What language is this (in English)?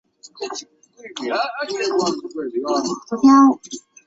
Chinese